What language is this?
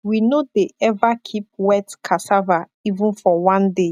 Nigerian Pidgin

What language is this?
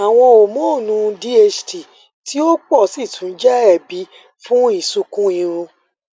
Yoruba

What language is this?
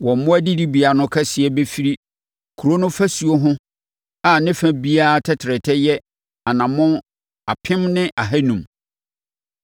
Akan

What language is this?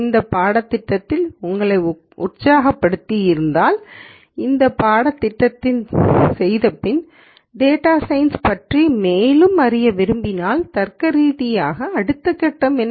Tamil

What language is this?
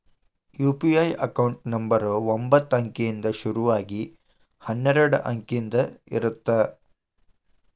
Kannada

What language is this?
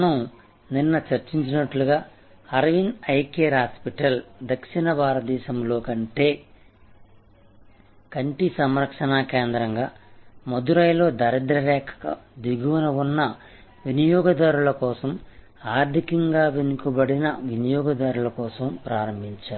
Telugu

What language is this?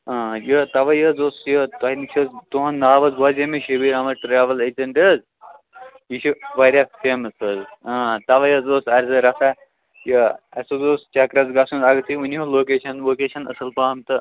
Kashmiri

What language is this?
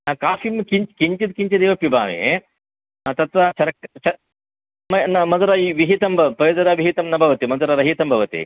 Sanskrit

